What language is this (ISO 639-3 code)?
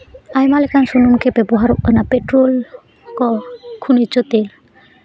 sat